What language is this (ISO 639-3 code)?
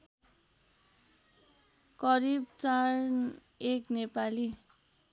nep